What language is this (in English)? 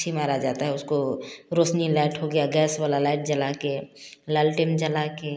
Hindi